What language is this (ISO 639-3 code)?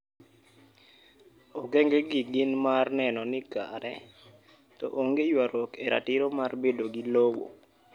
luo